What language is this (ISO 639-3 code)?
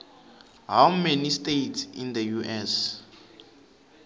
tso